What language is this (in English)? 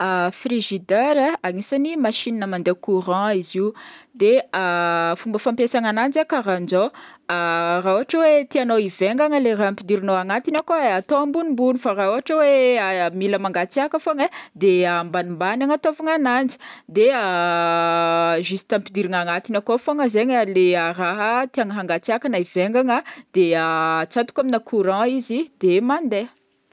Northern Betsimisaraka Malagasy